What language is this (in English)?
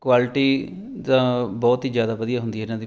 Punjabi